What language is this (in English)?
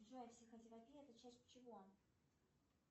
Russian